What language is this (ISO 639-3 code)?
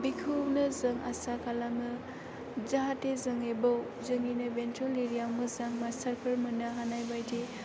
brx